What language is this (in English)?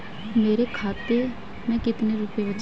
Hindi